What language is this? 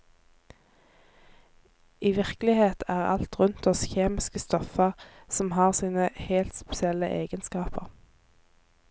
Norwegian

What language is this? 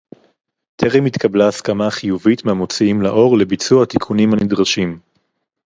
Hebrew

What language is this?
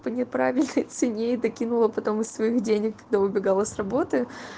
Russian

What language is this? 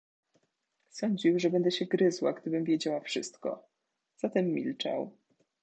Polish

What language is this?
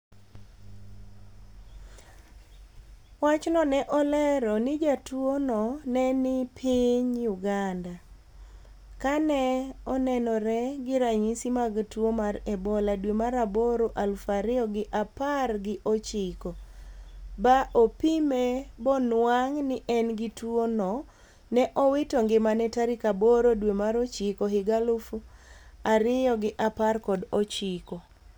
Luo (Kenya and Tanzania)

